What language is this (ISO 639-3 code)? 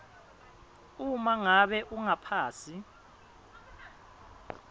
ssw